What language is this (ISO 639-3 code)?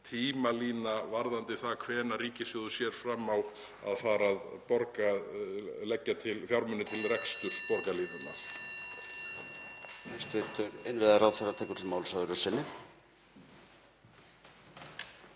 isl